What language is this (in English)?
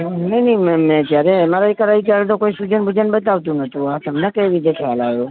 Gujarati